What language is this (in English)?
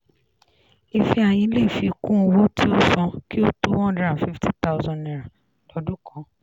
Yoruba